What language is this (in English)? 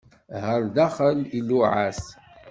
Kabyle